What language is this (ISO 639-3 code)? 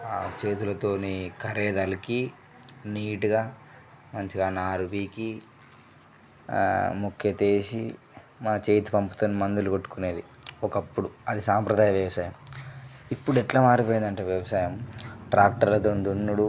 tel